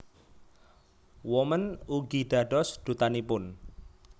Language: Javanese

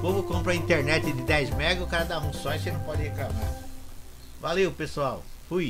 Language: Portuguese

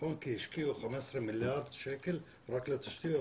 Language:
Hebrew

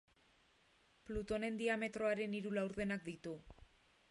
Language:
Basque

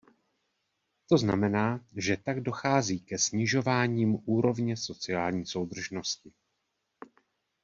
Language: Czech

